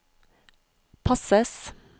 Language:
Norwegian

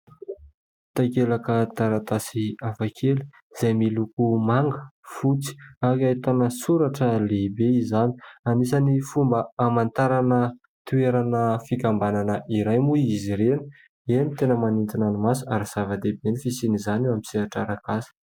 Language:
Malagasy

